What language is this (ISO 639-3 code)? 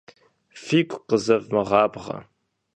kbd